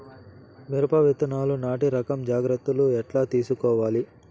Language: Telugu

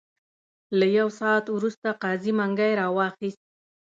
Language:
Pashto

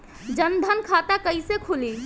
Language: Bhojpuri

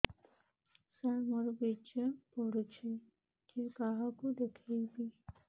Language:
Odia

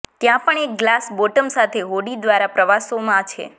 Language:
Gujarati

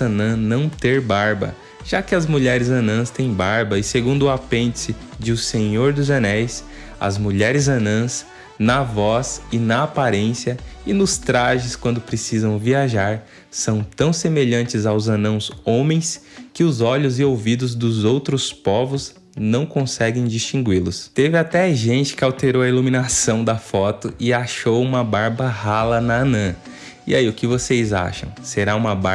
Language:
Portuguese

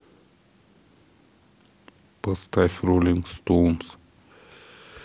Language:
Russian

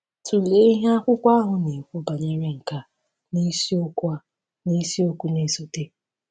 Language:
Igbo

